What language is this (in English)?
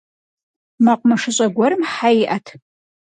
Kabardian